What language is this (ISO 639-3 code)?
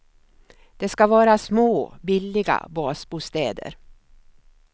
swe